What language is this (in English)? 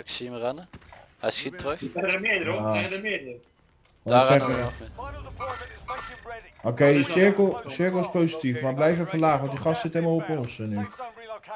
Dutch